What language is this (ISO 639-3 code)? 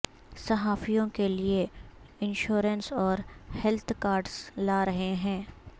urd